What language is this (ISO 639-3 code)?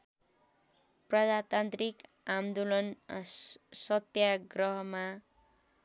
nep